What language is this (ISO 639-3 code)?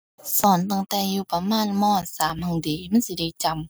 tha